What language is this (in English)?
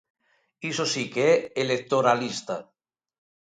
Galician